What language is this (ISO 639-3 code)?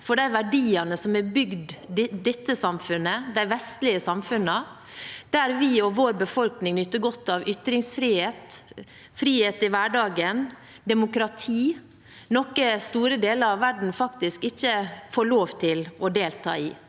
nor